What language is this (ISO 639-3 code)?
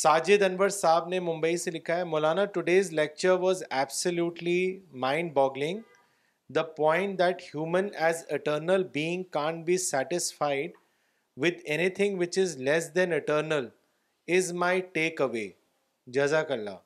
urd